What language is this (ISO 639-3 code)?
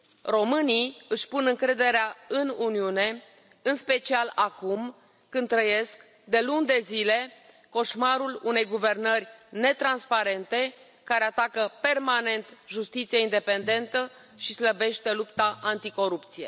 ron